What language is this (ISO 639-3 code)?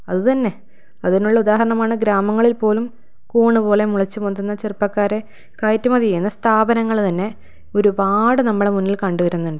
mal